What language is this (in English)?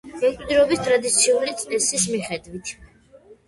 Georgian